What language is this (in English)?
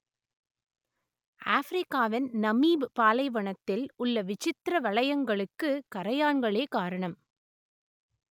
Tamil